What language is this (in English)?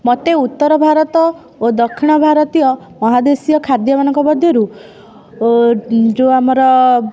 Odia